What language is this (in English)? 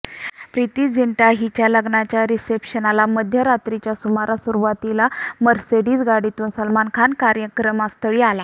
Marathi